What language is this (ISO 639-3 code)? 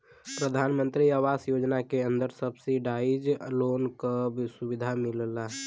bho